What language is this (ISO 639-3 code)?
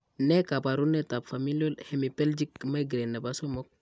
kln